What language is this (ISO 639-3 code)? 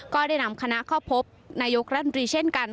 tha